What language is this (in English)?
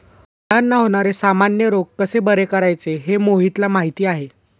Marathi